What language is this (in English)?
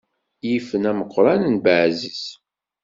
Kabyle